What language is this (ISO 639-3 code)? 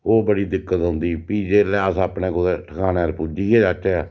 doi